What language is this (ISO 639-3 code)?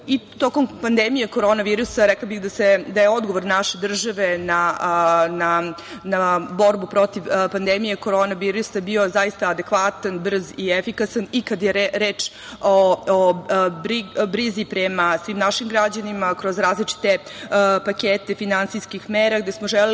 srp